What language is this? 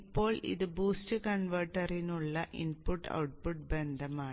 Malayalam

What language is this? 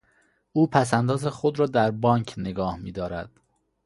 Persian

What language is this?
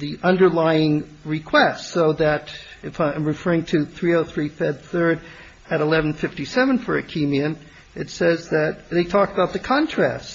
English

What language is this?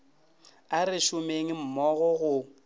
Northern Sotho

